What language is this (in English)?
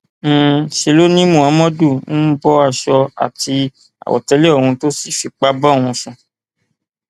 Yoruba